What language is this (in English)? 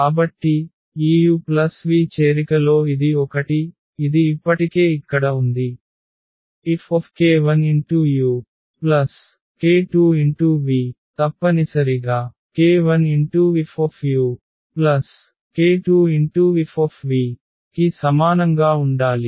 Telugu